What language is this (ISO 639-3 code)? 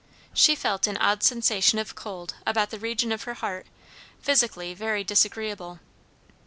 eng